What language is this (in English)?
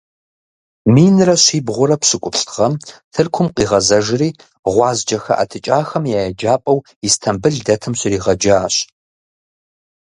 Kabardian